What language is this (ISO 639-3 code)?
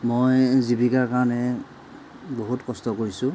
asm